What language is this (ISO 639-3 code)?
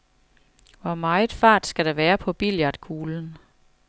dan